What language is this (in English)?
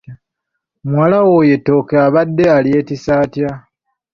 Ganda